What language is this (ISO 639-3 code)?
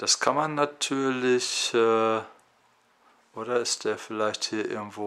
deu